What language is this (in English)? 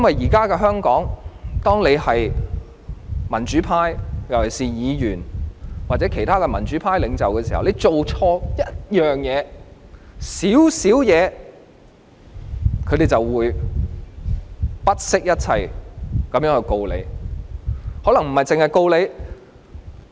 Cantonese